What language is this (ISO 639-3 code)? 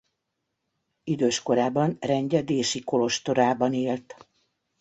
hun